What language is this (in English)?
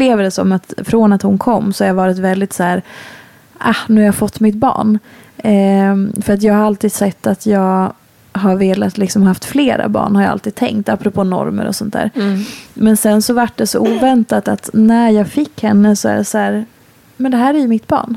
Swedish